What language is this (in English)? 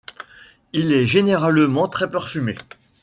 French